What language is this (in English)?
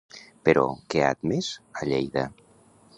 Catalan